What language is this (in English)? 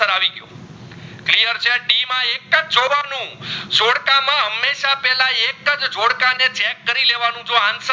Gujarati